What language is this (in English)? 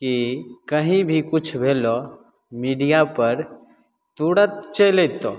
Maithili